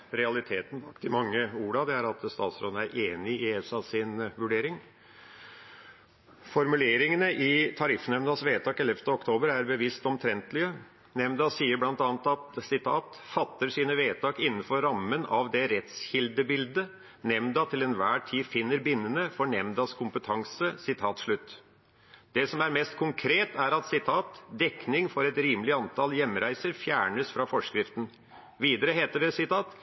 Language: Norwegian Bokmål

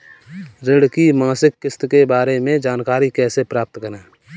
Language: Hindi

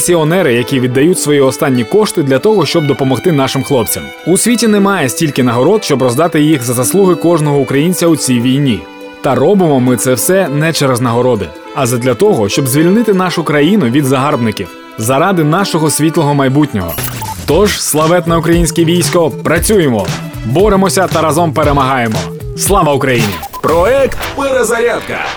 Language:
Ukrainian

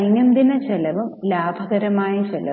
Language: Malayalam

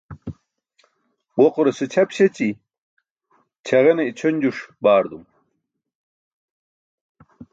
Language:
Burushaski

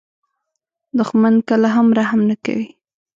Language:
Pashto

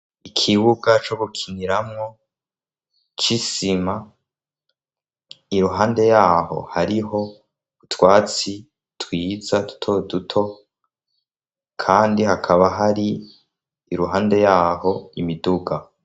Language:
Rundi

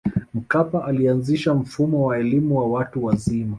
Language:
Swahili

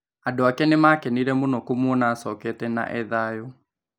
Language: Kikuyu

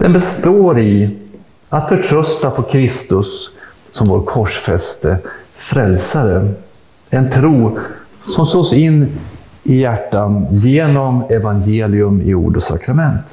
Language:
Swedish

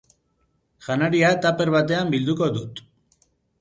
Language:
Basque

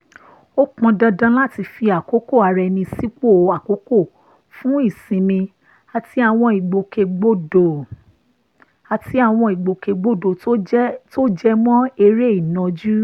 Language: Yoruba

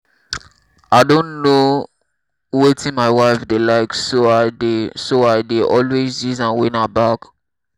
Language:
Nigerian Pidgin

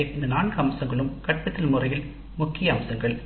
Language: Tamil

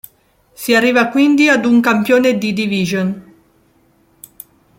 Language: Italian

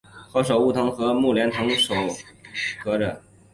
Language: Chinese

